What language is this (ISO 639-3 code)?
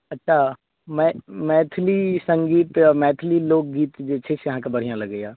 mai